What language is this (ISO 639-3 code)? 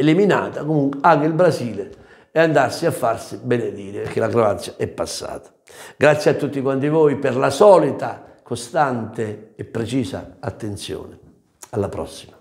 ita